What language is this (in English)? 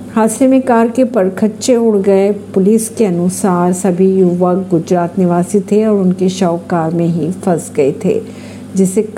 Hindi